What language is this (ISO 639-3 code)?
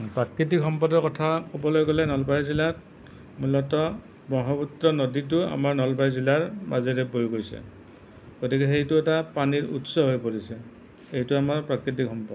asm